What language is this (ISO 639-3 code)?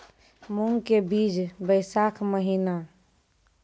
mai